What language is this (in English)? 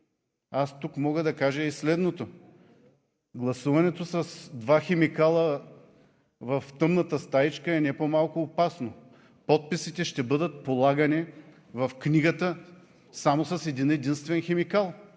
Bulgarian